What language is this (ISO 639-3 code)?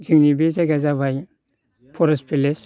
brx